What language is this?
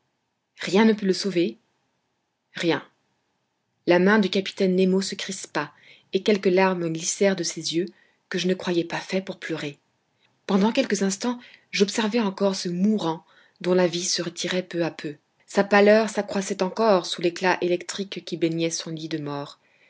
French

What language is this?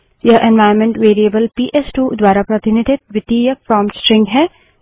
Hindi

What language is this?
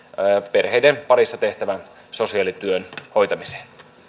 Finnish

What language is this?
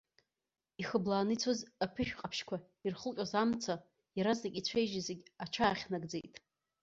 Abkhazian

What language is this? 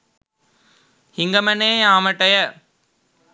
Sinhala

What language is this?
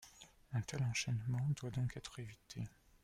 French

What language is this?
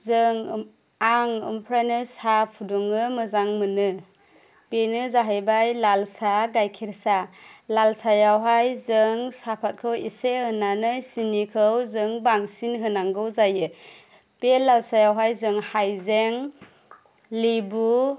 Bodo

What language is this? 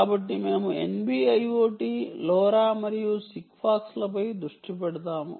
Telugu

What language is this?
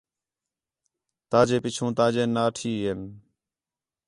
Khetrani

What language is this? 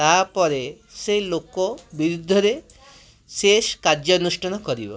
Odia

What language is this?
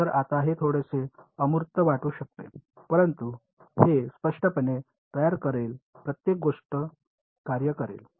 Marathi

